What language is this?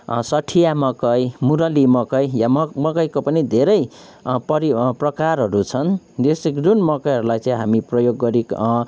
Nepali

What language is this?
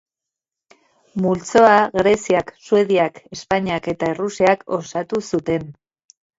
Basque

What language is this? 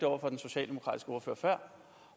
Danish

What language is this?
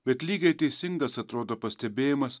Lithuanian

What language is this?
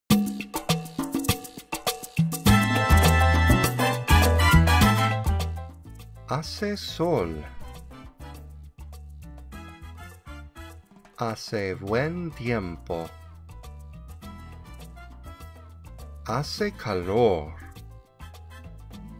Spanish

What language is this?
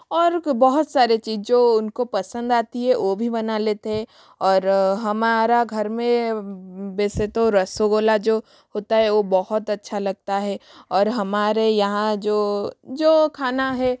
Hindi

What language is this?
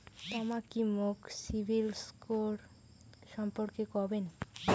Bangla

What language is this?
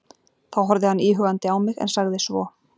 Icelandic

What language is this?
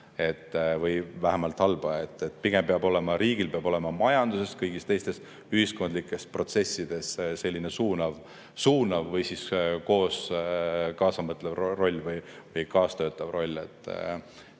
Estonian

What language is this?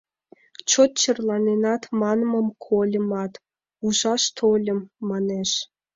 Mari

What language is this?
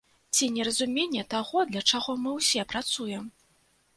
Belarusian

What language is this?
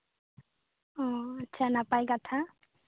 Santali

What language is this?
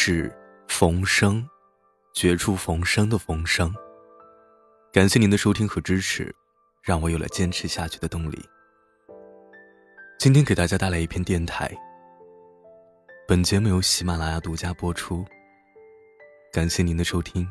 Chinese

